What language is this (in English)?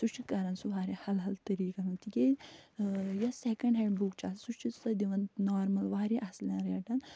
Kashmiri